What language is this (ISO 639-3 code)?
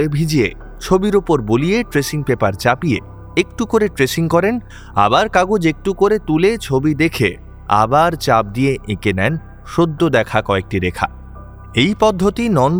ben